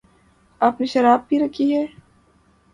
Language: Urdu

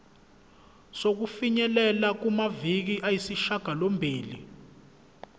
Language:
Zulu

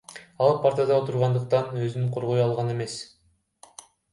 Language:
Kyrgyz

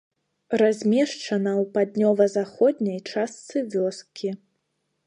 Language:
Belarusian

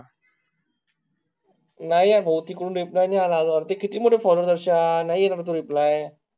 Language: Marathi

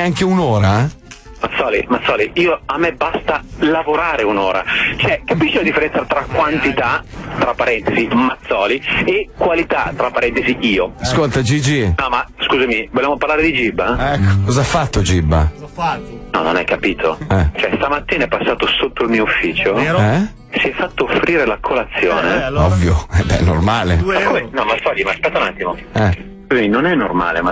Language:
Italian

